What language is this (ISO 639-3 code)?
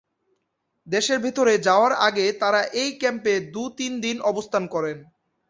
ben